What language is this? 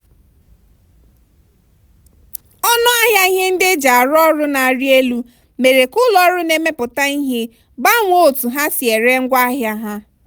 Igbo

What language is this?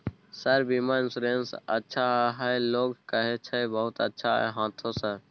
Maithili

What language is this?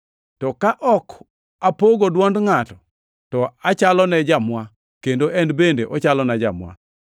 Luo (Kenya and Tanzania)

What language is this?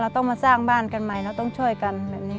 Thai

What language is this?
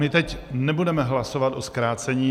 Czech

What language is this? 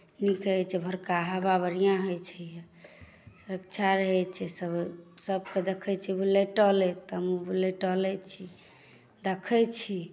Maithili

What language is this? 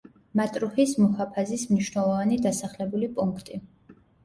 Georgian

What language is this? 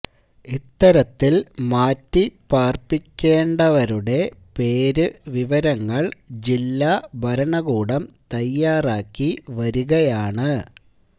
Malayalam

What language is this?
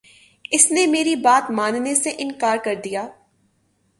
Urdu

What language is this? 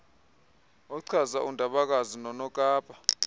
Xhosa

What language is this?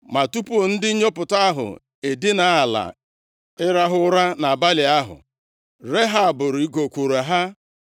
Igbo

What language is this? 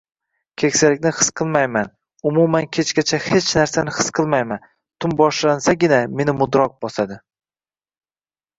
Uzbek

